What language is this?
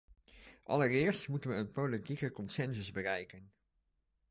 Dutch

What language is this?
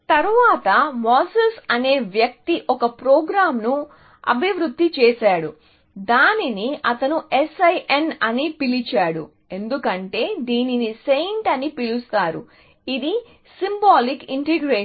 Telugu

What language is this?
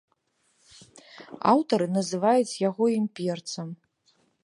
Belarusian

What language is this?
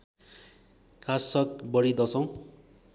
Nepali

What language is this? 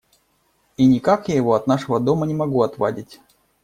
Russian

